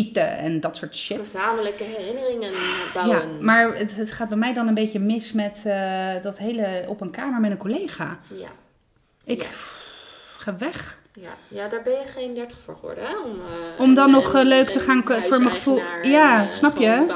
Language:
Dutch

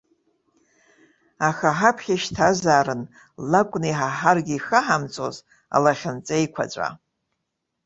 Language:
Abkhazian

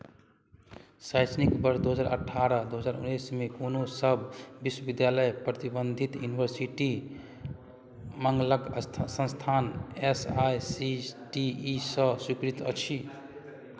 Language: Maithili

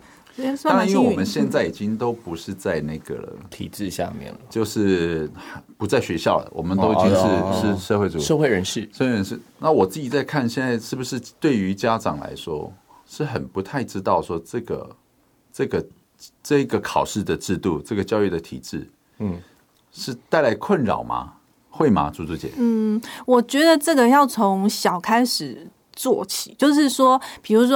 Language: Chinese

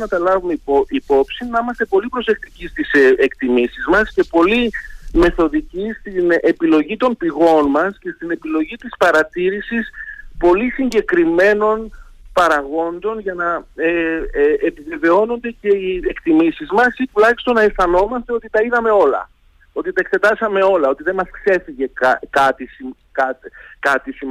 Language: Greek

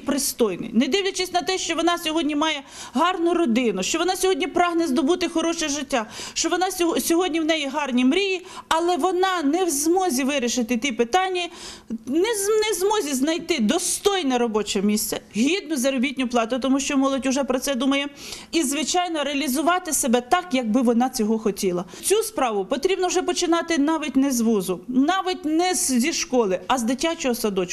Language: Ukrainian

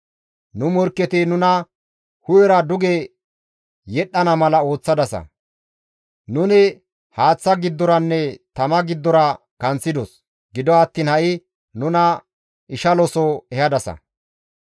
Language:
Gamo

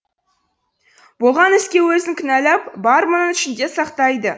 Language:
Kazakh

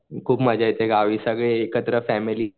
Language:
Marathi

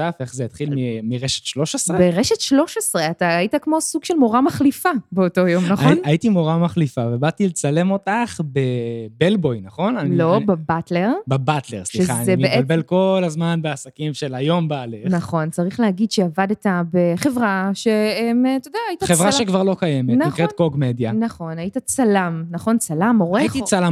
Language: Hebrew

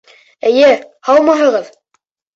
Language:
Bashkir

